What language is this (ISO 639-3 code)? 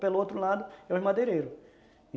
por